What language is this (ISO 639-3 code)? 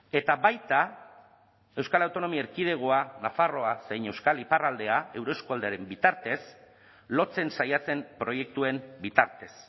eus